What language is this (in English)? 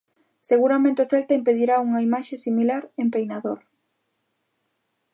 Galician